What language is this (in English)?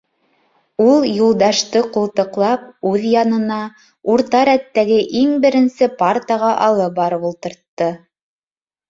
Bashkir